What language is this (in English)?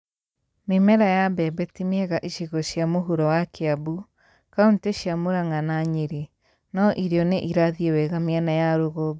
Kikuyu